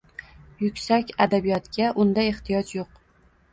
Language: Uzbek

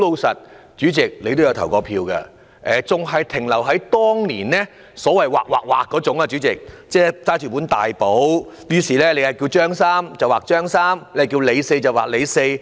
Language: Cantonese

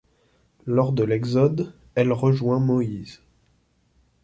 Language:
French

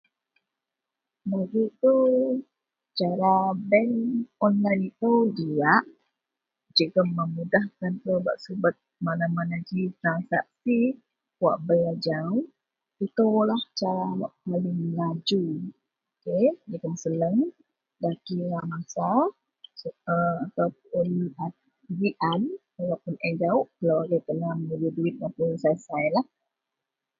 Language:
Central Melanau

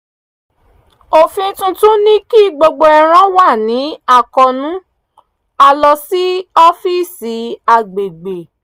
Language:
Yoruba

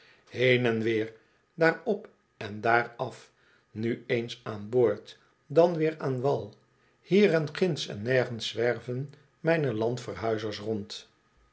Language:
Dutch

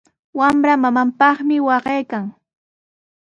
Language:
Sihuas Ancash Quechua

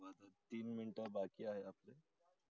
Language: Marathi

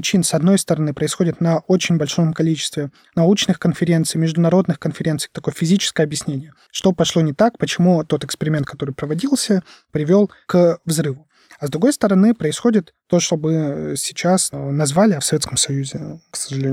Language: Russian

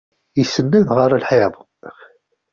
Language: Kabyle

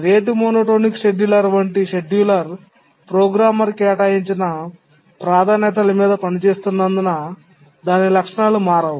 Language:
Telugu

